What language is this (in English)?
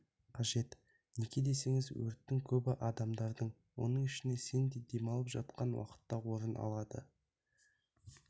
Kazakh